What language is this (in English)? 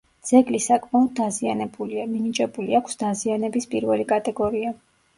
Georgian